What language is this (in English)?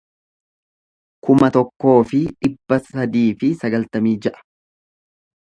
Oromo